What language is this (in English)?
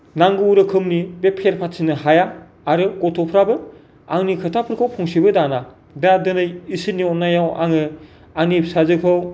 Bodo